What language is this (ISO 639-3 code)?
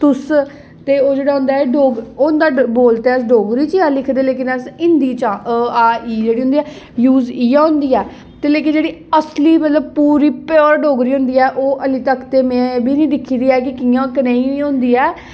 doi